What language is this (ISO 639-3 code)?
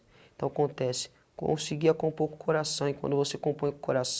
por